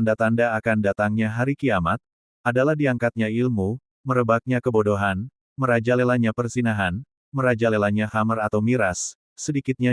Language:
Indonesian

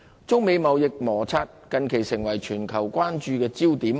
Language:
Cantonese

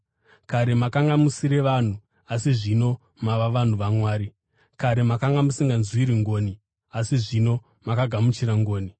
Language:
Shona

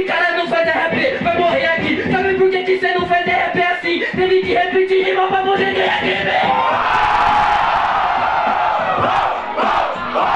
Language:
Portuguese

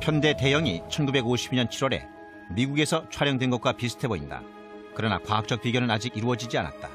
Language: Korean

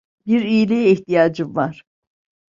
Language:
Turkish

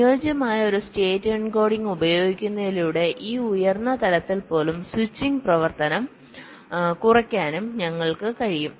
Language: Malayalam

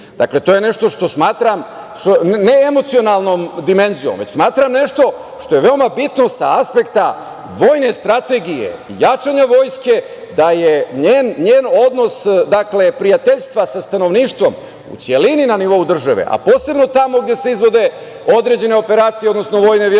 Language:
Serbian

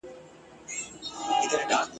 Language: Pashto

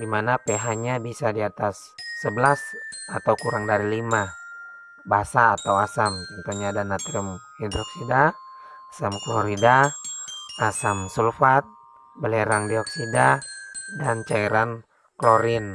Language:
Indonesian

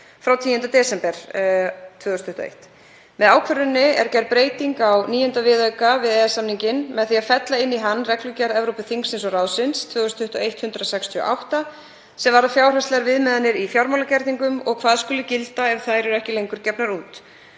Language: Icelandic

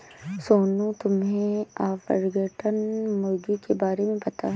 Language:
Hindi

